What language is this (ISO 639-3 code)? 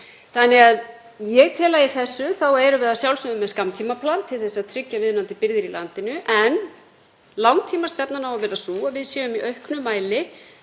isl